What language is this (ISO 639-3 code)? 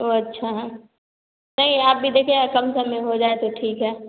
hin